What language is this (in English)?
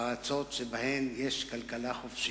Hebrew